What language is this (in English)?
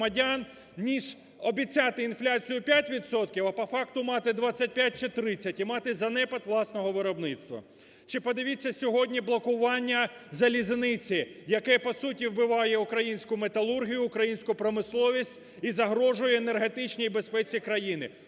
Ukrainian